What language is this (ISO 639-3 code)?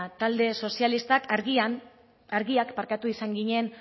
eus